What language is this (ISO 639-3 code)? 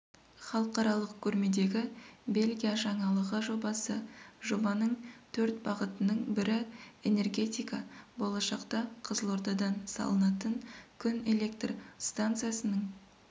kaz